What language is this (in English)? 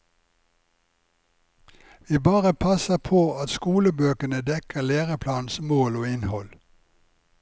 Norwegian